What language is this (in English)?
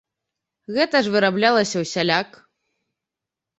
Belarusian